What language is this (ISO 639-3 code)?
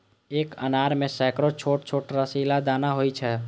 mai